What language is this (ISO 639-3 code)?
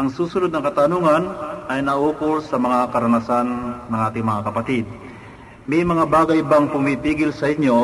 fil